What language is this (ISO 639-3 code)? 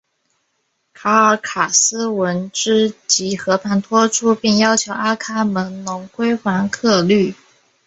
zho